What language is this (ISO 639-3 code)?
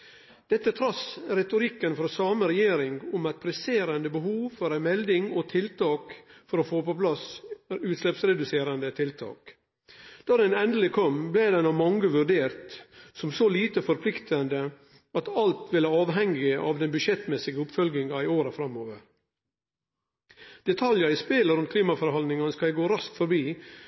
nno